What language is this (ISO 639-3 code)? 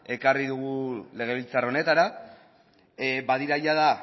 eus